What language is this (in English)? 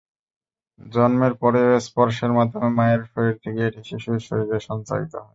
Bangla